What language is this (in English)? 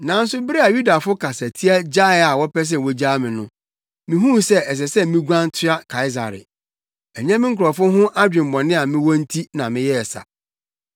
Akan